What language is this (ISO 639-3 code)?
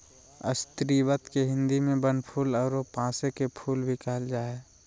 mag